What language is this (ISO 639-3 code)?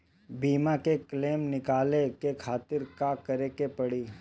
bho